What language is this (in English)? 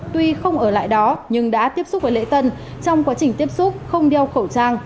Vietnamese